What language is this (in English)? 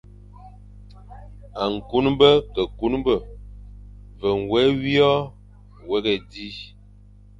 Fang